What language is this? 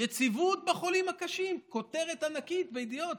Hebrew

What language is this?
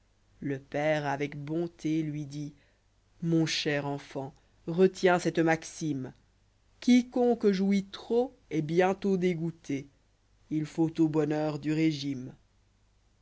French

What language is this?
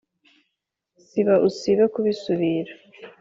Kinyarwanda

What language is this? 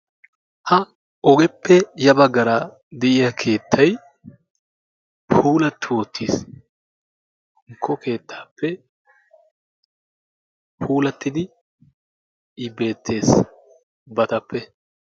Wolaytta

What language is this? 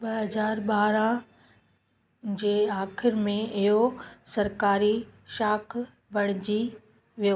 Sindhi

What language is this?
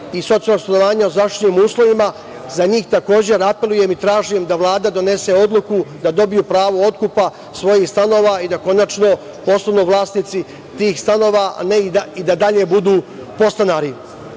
Serbian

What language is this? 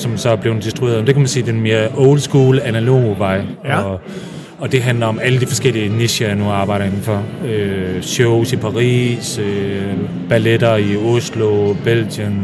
Danish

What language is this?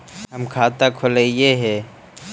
Magahi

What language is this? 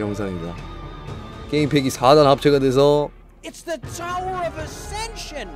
Korean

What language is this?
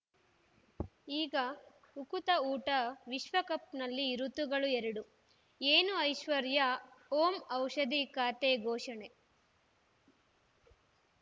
Kannada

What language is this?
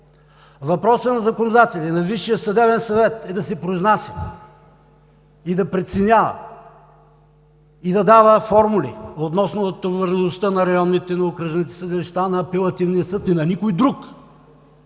Bulgarian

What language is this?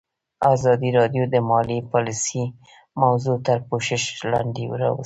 Pashto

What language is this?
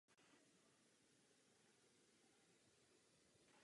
Czech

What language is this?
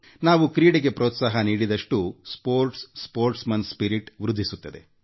Kannada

